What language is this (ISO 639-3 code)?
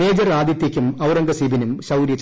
mal